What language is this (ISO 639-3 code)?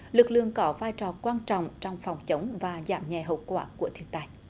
vie